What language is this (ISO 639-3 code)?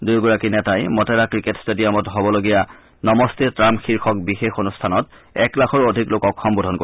asm